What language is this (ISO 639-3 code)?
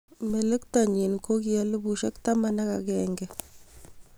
kln